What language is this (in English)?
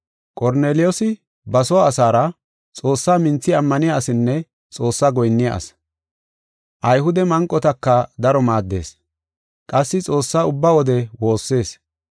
Gofa